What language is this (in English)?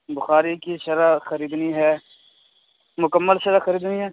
Urdu